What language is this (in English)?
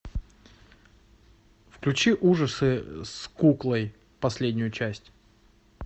Russian